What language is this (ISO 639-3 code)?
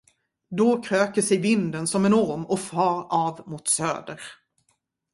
swe